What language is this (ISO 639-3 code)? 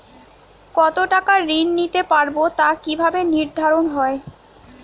ben